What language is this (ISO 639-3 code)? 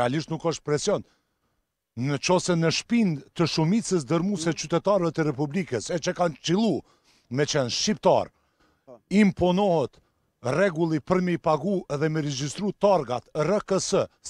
ron